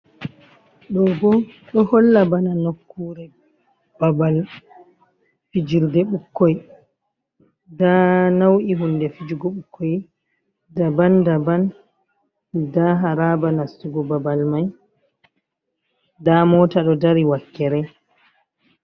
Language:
Fula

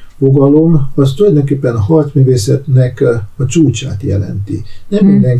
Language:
Hungarian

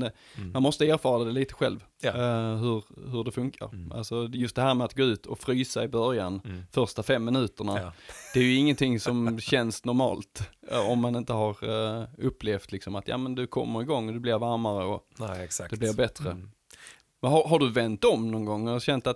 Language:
Swedish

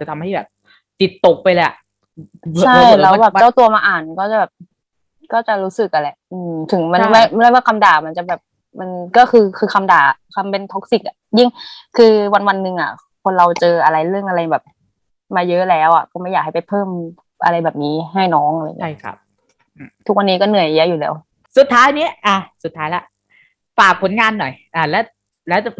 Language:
Thai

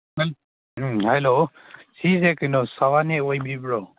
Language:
Manipuri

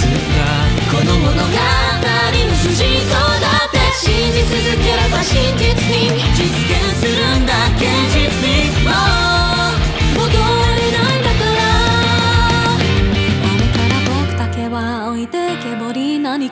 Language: Spanish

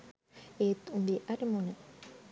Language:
Sinhala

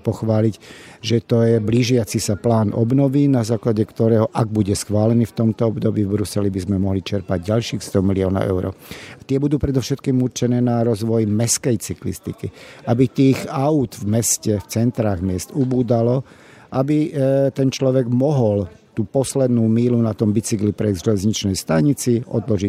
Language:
Slovak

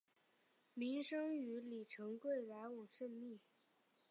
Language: Chinese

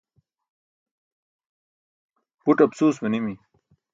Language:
Burushaski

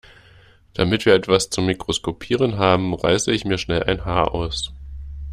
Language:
German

